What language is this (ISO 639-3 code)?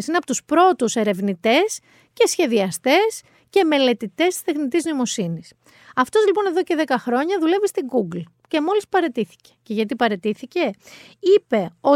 ell